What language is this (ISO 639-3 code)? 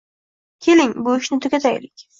uzb